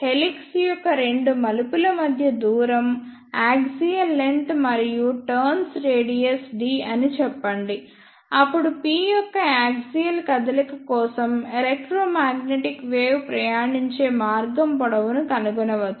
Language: Telugu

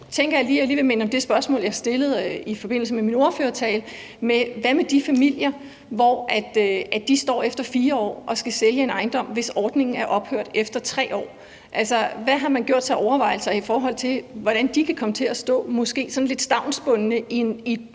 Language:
Danish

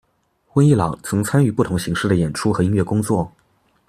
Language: Chinese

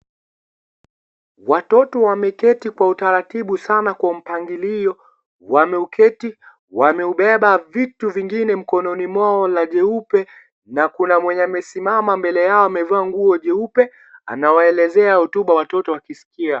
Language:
Swahili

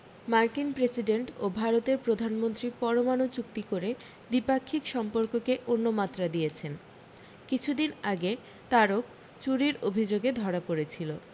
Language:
Bangla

